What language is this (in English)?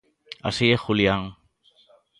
Galician